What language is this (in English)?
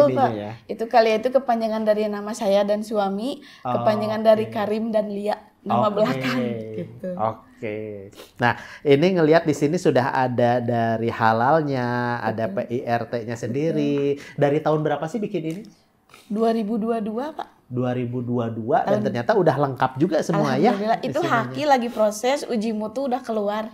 Indonesian